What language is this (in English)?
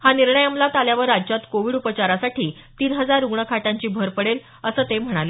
Marathi